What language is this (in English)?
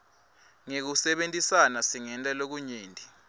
Swati